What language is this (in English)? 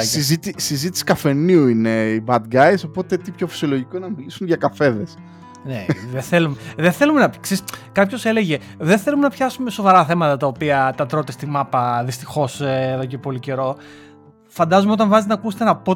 Greek